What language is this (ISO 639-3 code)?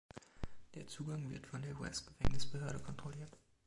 deu